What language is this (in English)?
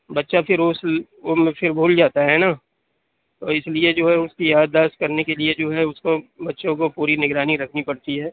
Urdu